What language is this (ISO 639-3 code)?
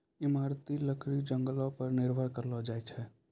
mai